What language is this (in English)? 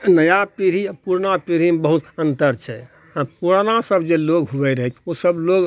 Maithili